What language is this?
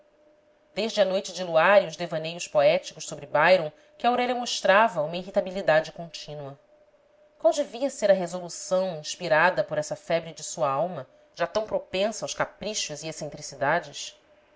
Portuguese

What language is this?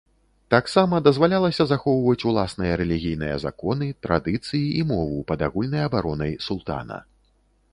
Belarusian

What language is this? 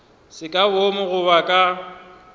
Northern Sotho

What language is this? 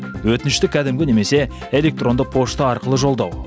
Kazakh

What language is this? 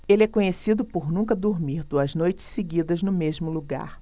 Portuguese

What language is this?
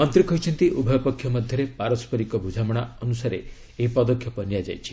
Odia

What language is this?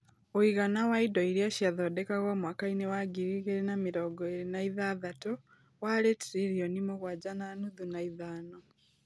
Kikuyu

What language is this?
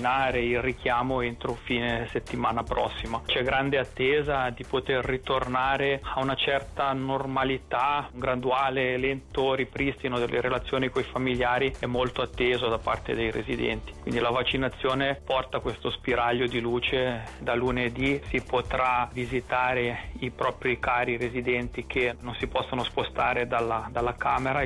Italian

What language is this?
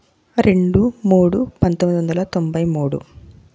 Telugu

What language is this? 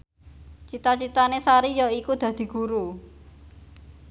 Javanese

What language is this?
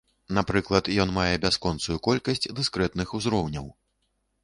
Belarusian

